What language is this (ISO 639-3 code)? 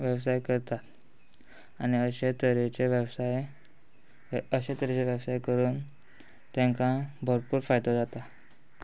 kok